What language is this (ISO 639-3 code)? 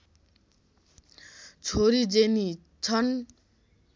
nep